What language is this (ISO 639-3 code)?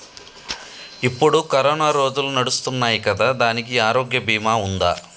tel